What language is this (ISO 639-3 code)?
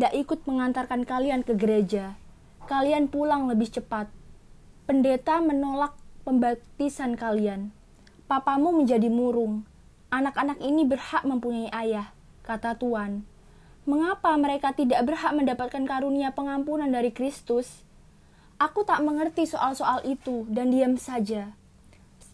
ind